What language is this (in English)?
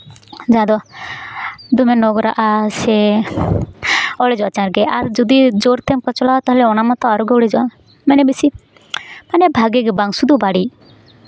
Santali